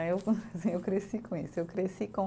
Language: Portuguese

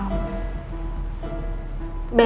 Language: Indonesian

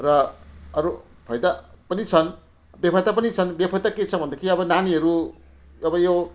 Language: Nepali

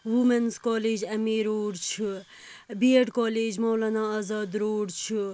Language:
Kashmiri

